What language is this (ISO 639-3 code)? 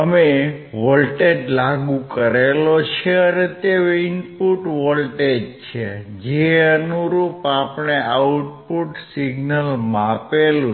guj